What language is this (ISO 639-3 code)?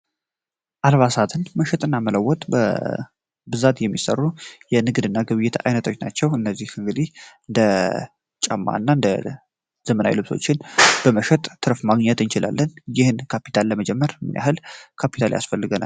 amh